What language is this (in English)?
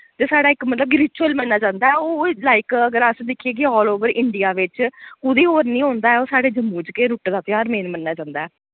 Dogri